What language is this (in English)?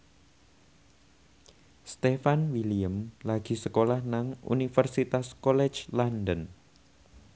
Javanese